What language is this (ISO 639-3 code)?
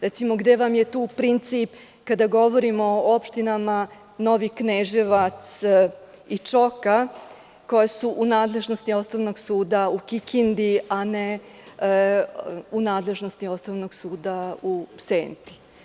srp